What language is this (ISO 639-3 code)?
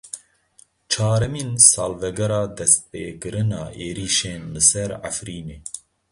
kur